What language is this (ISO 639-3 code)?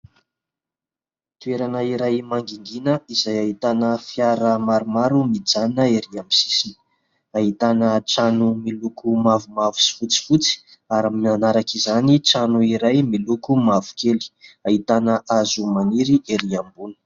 mlg